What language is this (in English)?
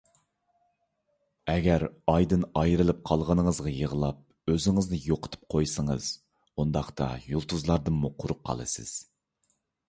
Uyghur